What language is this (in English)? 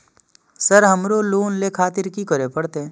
Maithili